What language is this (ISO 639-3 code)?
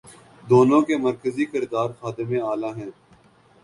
urd